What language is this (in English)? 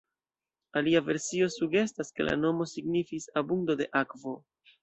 Esperanto